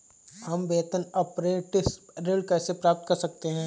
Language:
Hindi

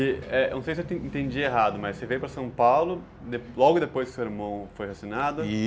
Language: Portuguese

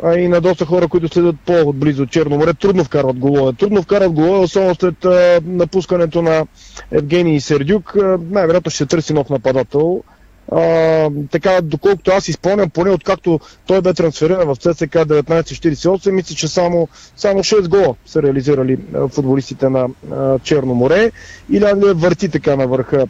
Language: Bulgarian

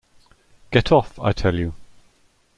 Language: English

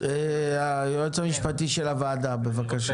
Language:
Hebrew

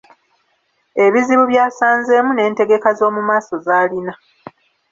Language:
Ganda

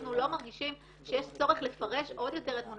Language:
Hebrew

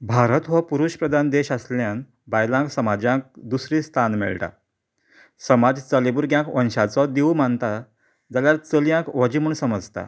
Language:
Konkani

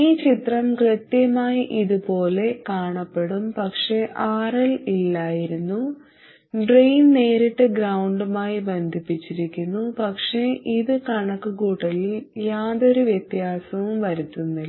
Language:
Malayalam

